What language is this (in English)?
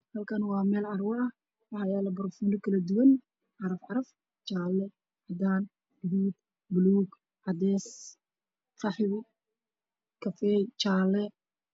Somali